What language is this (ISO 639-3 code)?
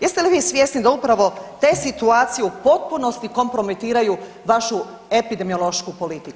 hrv